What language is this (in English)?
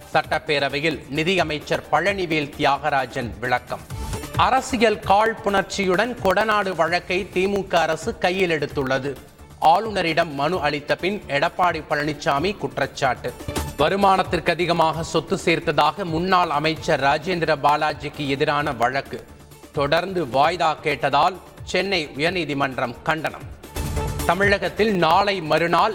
Tamil